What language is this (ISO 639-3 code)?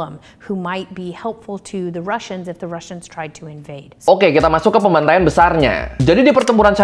ind